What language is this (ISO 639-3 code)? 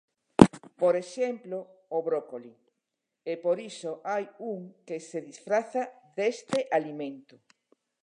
glg